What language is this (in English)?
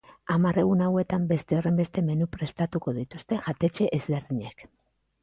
Basque